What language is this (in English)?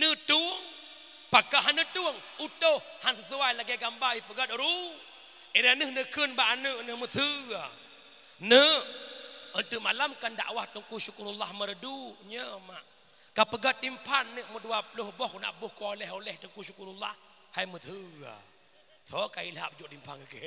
Malay